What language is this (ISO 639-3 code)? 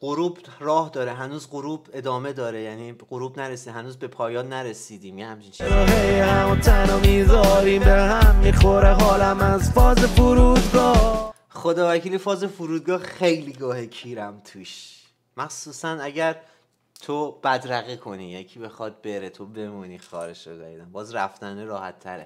fas